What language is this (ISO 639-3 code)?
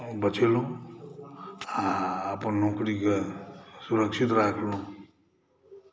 mai